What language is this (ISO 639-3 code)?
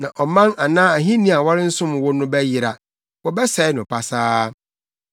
aka